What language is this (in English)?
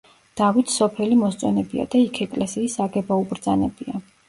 Georgian